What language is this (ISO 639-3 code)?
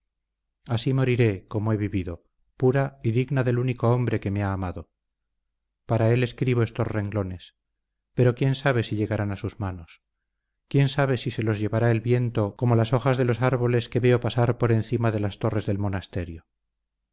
spa